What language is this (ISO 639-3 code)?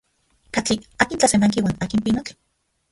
ncx